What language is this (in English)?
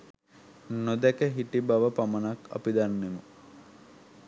Sinhala